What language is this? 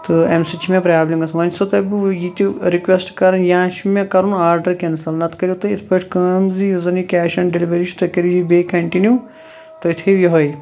Kashmiri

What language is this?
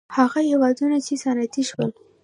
Pashto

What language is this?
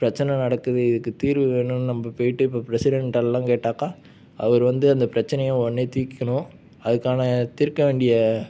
Tamil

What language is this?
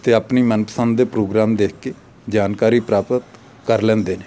Punjabi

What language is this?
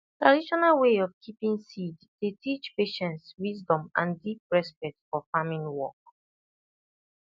Nigerian Pidgin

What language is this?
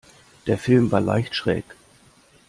German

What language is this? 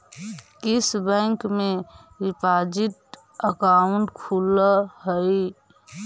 Magahi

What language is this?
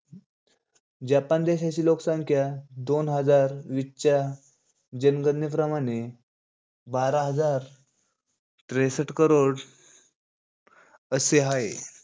Marathi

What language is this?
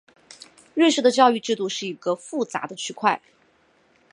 Chinese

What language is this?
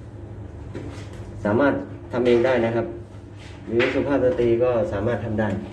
Thai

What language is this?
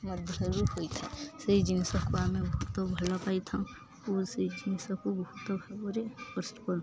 Odia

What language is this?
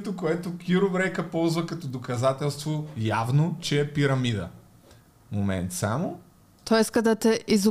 Bulgarian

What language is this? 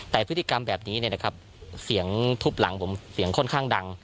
Thai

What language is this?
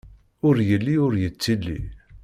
Kabyle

